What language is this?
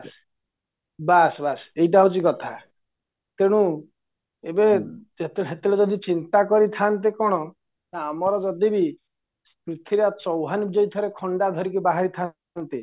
Odia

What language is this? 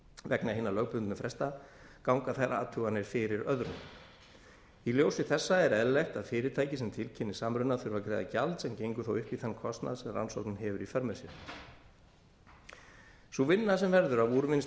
Icelandic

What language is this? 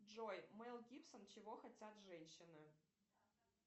Russian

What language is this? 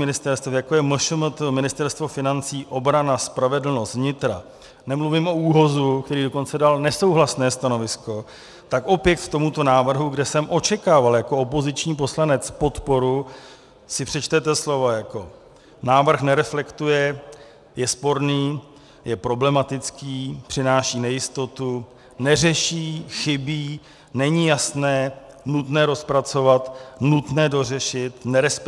Czech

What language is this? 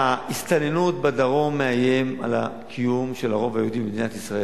Hebrew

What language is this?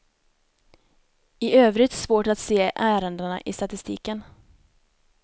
Swedish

